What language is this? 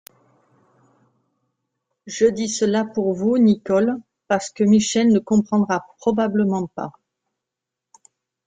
French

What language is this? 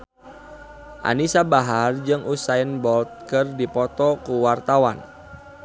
Sundanese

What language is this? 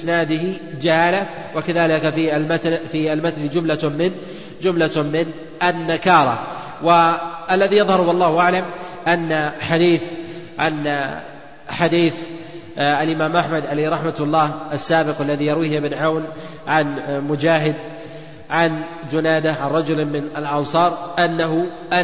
Arabic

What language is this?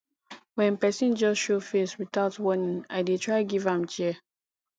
Nigerian Pidgin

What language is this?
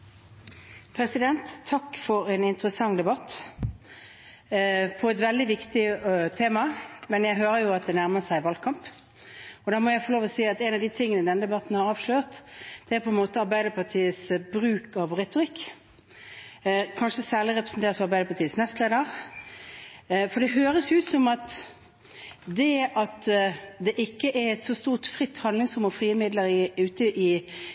Norwegian Bokmål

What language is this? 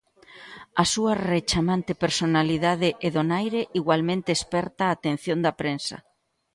Galician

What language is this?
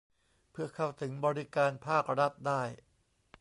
Thai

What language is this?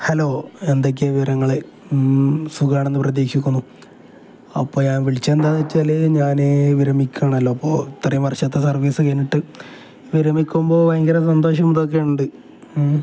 Malayalam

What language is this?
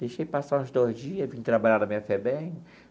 Portuguese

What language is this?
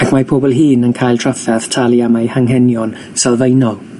Welsh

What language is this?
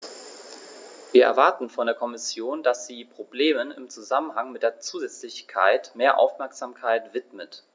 German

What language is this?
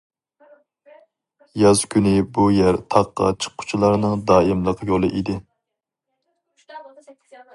Uyghur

